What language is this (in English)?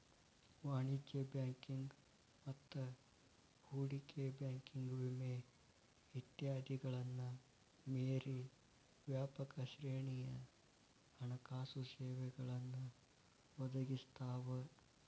Kannada